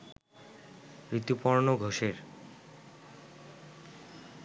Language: Bangla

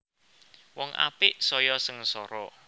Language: Javanese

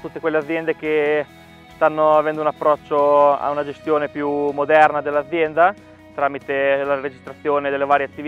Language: Italian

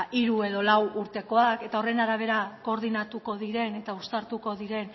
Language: Basque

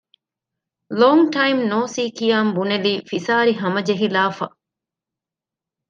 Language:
Divehi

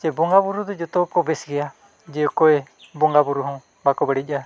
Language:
Santali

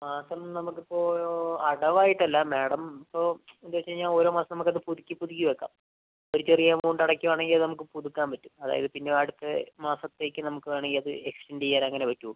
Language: Malayalam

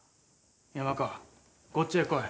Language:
Japanese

